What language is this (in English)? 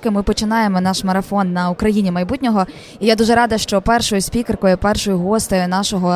Ukrainian